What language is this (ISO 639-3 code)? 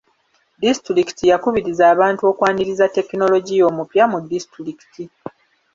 lug